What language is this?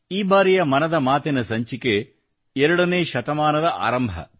Kannada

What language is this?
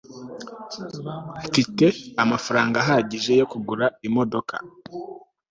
Kinyarwanda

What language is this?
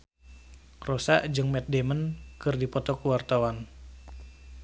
Sundanese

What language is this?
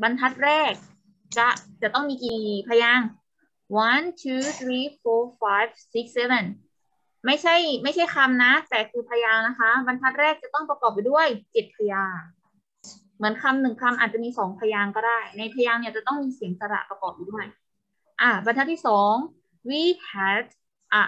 Thai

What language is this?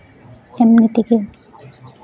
Santali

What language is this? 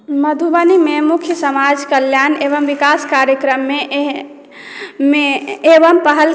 Maithili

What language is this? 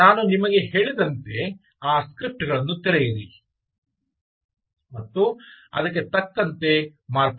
Kannada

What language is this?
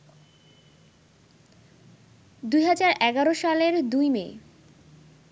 Bangla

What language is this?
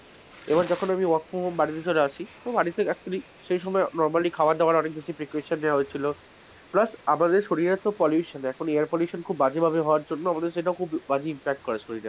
Bangla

